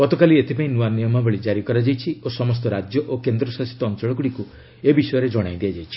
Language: Odia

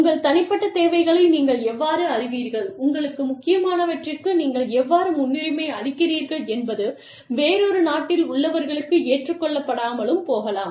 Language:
Tamil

